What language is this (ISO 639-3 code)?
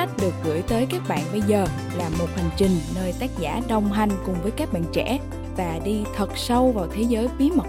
vie